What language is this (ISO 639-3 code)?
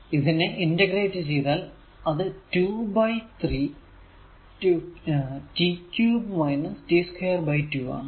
mal